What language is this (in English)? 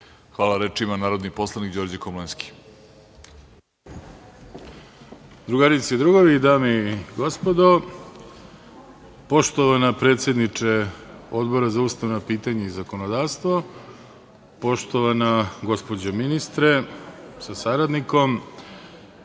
Serbian